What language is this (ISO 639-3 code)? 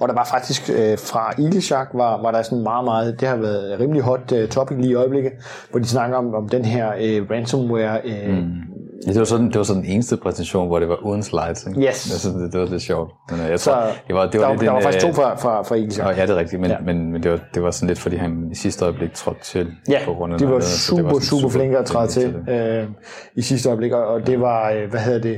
dan